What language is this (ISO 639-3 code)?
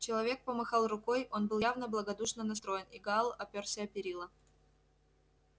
rus